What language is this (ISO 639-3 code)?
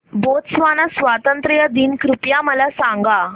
mar